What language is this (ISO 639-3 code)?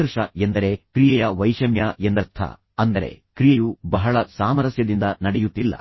kan